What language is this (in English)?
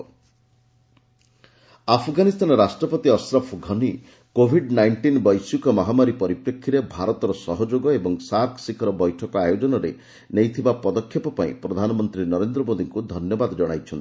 Odia